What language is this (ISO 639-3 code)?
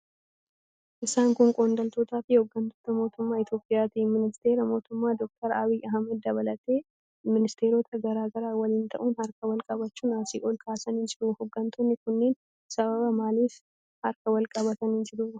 orm